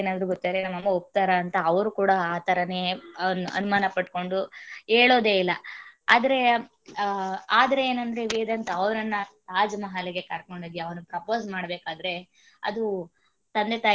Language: Kannada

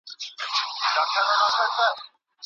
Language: Pashto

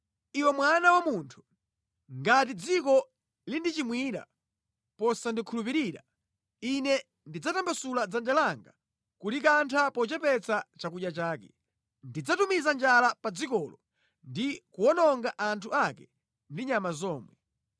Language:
Nyanja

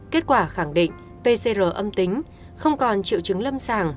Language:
Vietnamese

